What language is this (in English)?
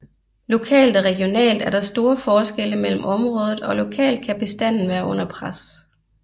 Danish